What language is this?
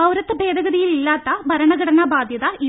Malayalam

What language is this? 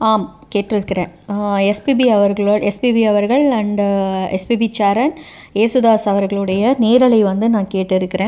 Tamil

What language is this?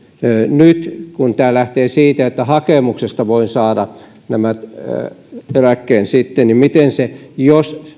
Finnish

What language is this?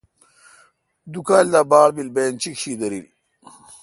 Kalkoti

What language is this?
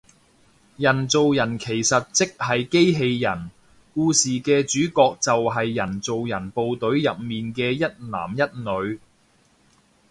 Cantonese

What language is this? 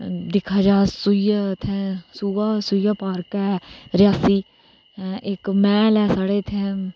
Dogri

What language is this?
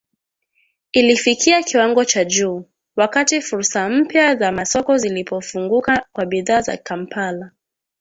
Swahili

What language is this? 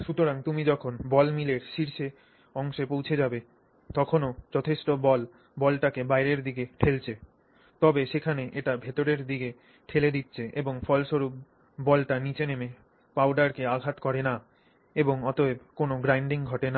Bangla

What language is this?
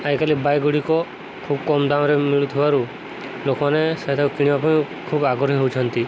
Odia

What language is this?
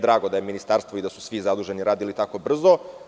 Serbian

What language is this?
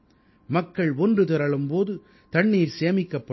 Tamil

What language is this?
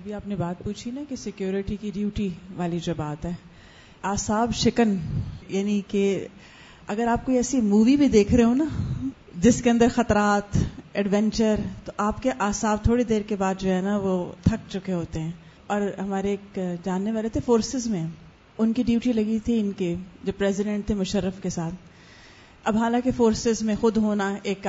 Urdu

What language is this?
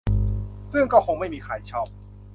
Thai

